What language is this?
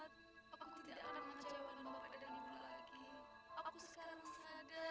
Indonesian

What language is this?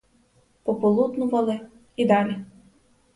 Ukrainian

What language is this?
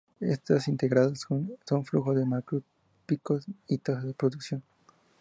Spanish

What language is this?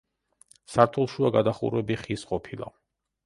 Georgian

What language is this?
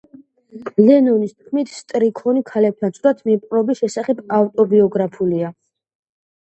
Georgian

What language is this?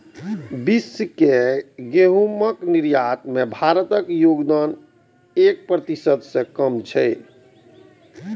Maithili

